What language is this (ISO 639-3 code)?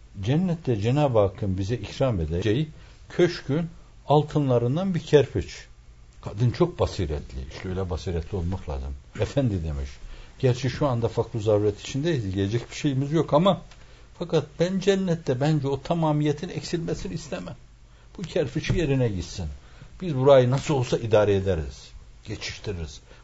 tur